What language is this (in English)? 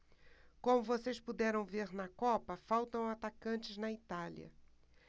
Portuguese